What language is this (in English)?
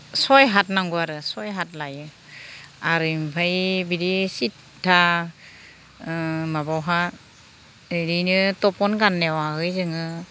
Bodo